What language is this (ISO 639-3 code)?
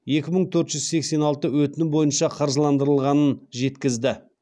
kaz